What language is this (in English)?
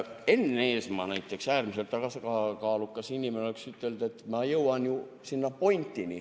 Estonian